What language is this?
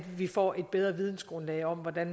Danish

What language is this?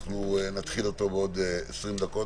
Hebrew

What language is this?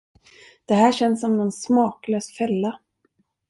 Swedish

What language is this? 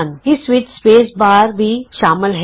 Punjabi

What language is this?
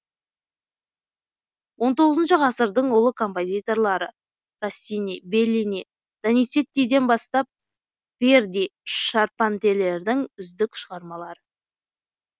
Kazakh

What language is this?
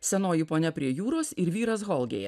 Lithuanian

